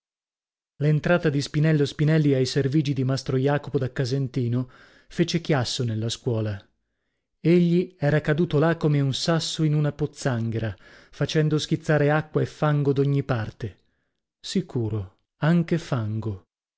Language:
Italian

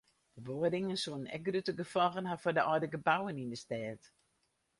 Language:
Western Frisian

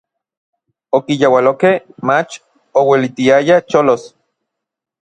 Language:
Orizaba Nahuatl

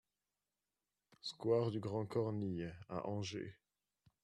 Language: French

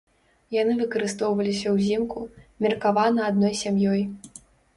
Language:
Belarusian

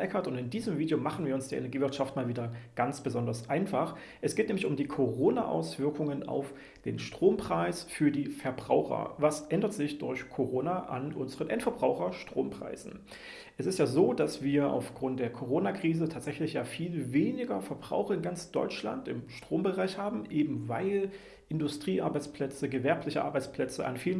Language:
German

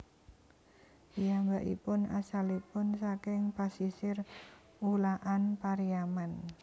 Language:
Javanese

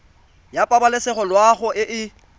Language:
Tswana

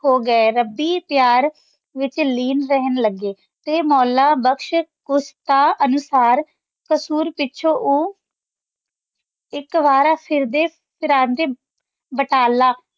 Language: Punjabi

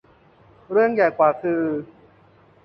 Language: Thai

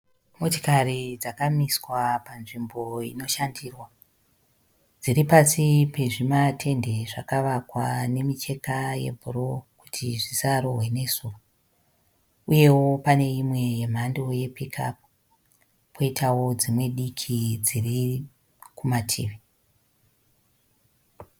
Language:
Shona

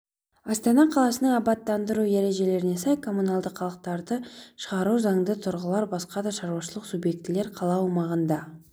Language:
Kazakh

